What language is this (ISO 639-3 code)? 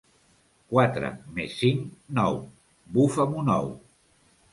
cat